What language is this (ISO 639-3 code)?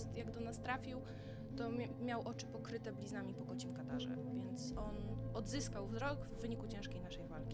pol